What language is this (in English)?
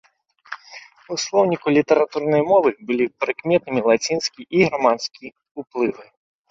Belarusian